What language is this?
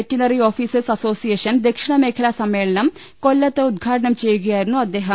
Malayalam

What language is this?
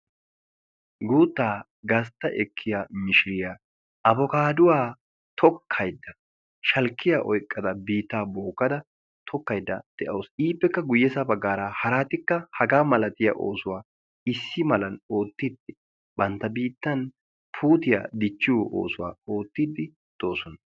Wolaytta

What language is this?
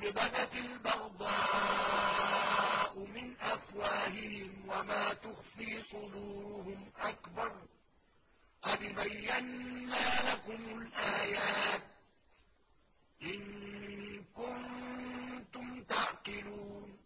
Arabic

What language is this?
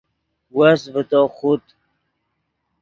Yidgha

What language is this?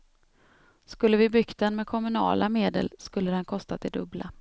Swedish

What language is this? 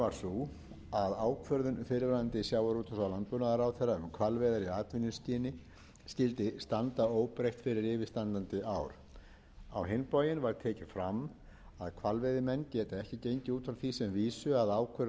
Icelandic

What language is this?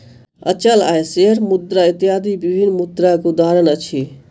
Maithili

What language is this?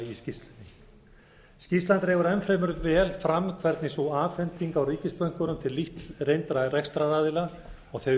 Icelandic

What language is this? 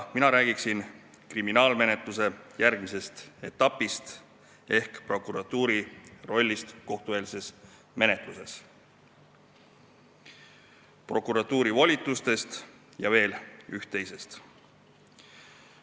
Estonian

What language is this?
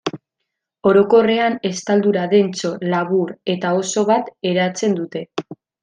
Basque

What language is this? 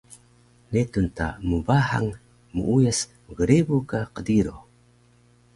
Taroko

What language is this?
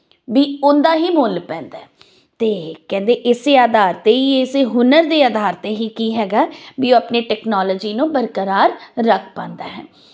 Punjabi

